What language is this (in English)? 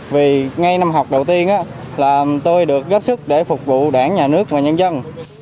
Vietnamese